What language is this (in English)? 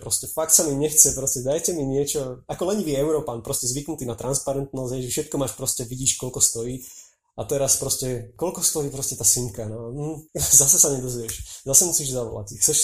Slovak